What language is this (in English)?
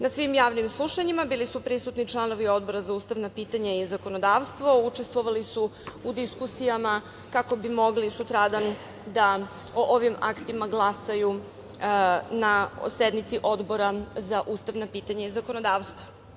Serbian